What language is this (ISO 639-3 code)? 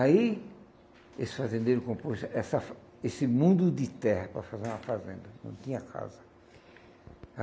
por